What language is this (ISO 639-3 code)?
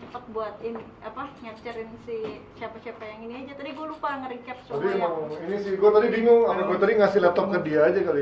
ind